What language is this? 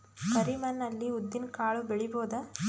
Kannada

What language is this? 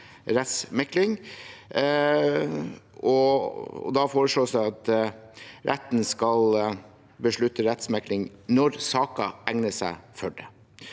Norwegian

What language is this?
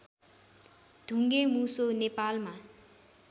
Nepali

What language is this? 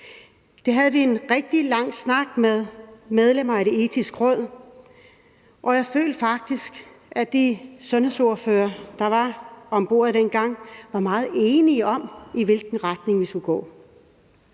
Danish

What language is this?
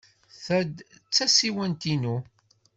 Kabyle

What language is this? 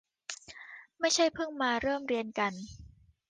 Thai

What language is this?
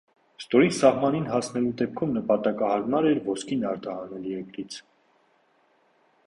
Armenian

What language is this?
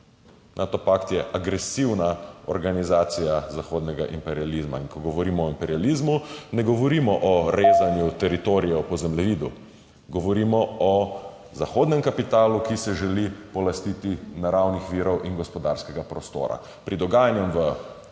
Slovenian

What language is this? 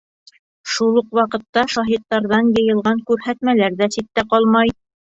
Bashkir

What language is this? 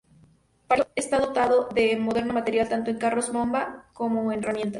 Spanish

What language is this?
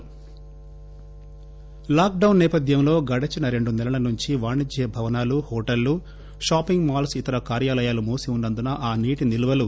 Telugu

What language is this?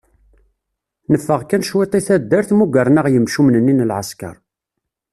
Kabyle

